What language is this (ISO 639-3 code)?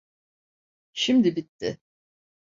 tur